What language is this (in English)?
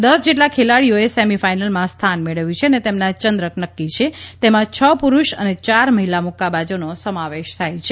Gujarati